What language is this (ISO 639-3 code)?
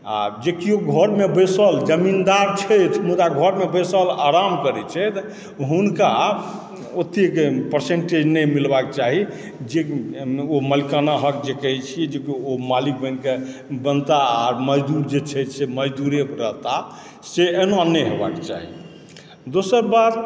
mai